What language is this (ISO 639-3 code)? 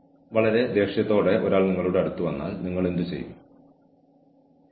mal